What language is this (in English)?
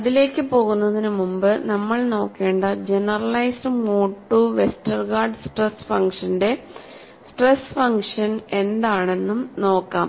Malayalam